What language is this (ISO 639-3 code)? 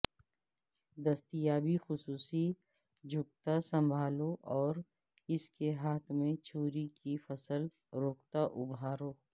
urd